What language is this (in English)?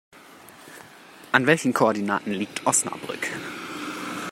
German